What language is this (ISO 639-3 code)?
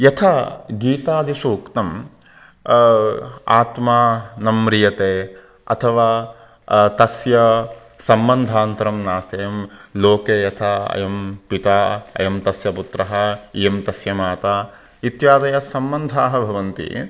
san